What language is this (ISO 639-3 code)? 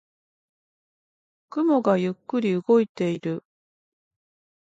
jpn